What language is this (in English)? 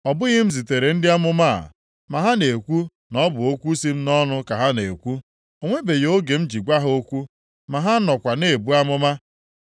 Igbo